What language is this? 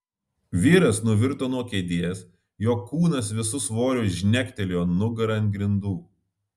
Lithuanian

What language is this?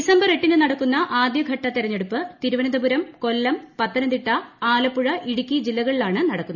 Malayalam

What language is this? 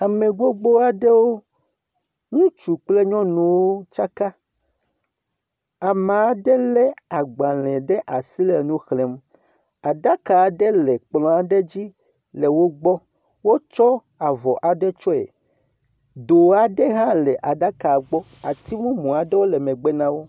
Ewe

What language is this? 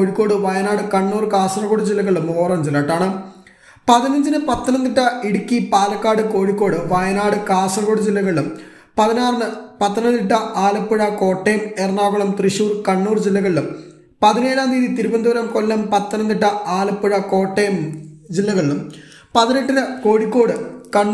Hindi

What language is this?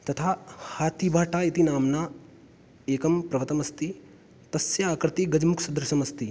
Sanskrit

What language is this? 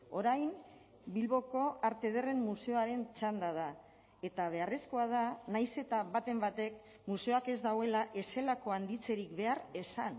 Basque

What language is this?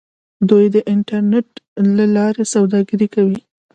Pashto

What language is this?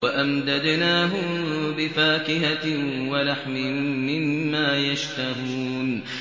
Arabic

